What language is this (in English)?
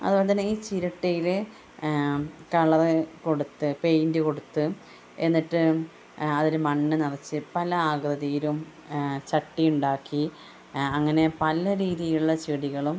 Malayalam